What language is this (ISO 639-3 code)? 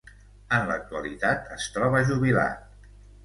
cat